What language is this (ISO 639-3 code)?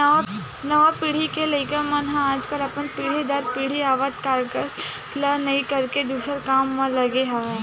hne